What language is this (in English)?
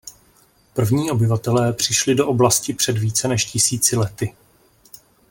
Czech